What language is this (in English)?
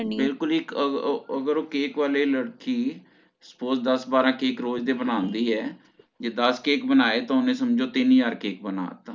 Punjabi